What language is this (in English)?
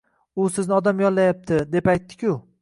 Uzbek